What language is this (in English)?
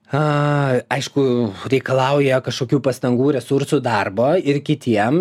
Lithuanian